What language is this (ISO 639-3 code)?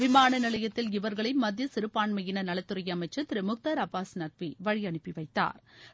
tam